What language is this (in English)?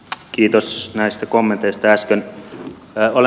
Finnish